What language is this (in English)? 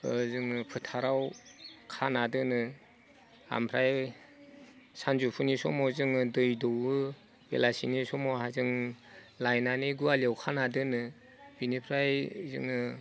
Bodo